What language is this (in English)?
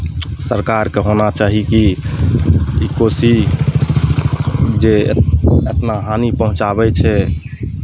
Maithili